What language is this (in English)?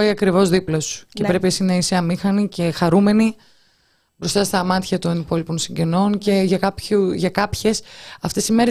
Greek